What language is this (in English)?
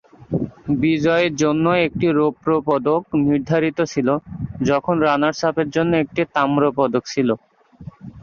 Bangla